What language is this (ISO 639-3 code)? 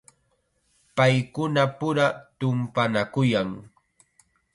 qxa